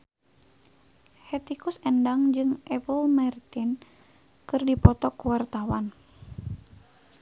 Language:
Sundanese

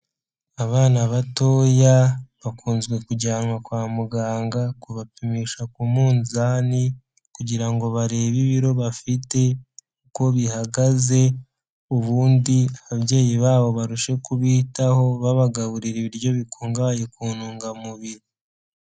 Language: Kinyarwanda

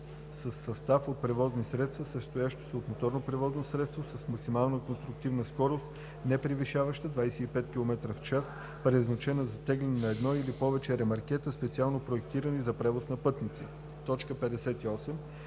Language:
Bulgarian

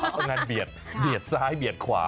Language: Thai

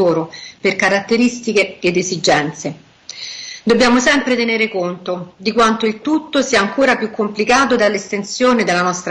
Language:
Italian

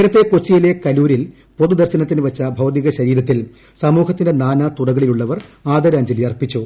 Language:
Malayalam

